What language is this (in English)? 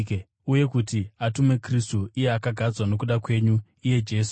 Shona